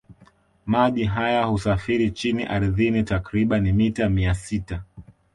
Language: Swahili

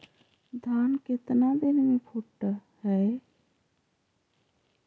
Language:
Magahi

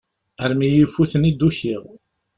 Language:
Kabyle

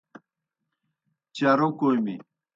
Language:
Kohistani Shina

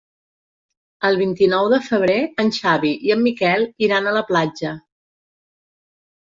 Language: Catalan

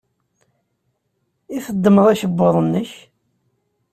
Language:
Kabyle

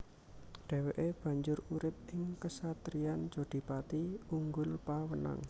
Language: Javanese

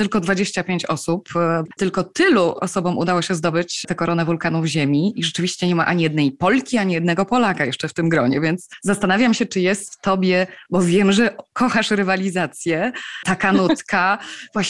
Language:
Polish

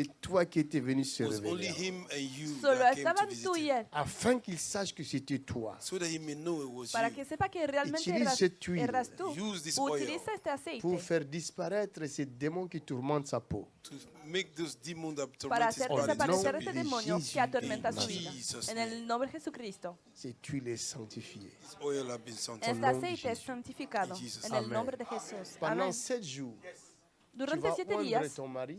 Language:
French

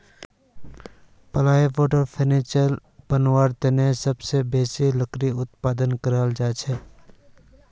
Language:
Magahi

